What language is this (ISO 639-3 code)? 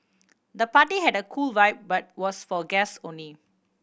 eng